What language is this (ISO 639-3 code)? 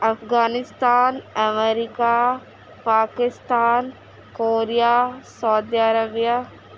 urd